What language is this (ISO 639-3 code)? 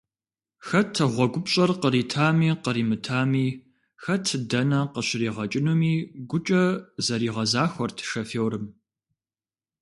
kbd